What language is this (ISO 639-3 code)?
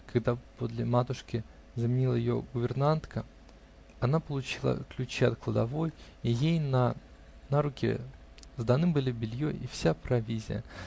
rus